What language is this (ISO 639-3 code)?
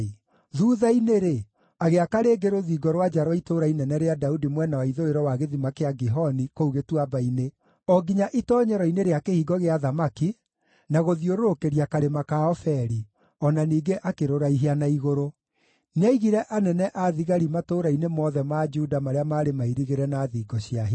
kik